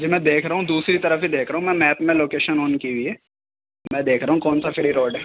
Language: Urdu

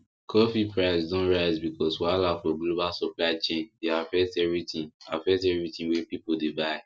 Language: Nigerian Pidgin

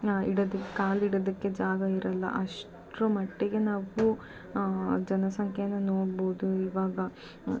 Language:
Kannada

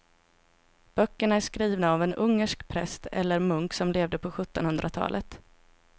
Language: Swedish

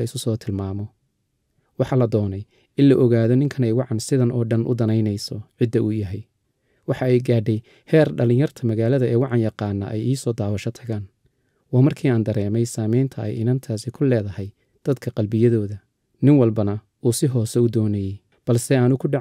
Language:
Arabic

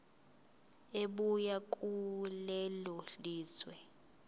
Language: Zulu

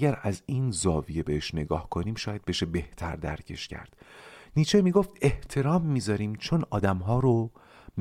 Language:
Persian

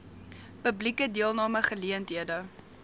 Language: Afrikaans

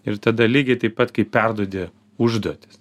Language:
Lithuanian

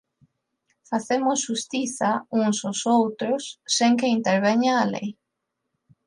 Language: Galician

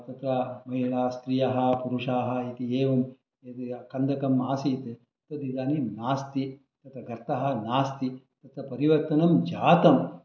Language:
Sanskrit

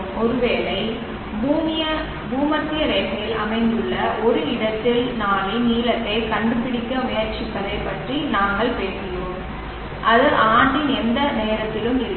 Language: Tamil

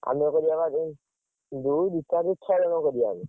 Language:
Odia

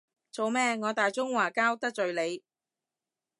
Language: Cantonese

